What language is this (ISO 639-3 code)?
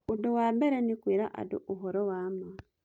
kik